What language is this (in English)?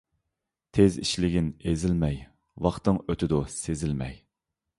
Uyghur